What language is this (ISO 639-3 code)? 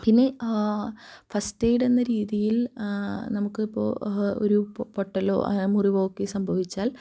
mal